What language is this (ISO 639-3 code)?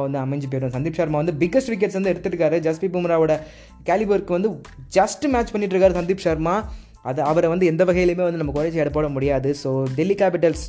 tam